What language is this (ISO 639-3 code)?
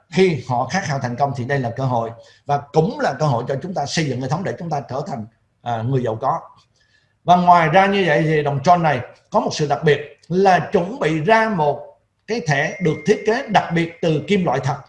vie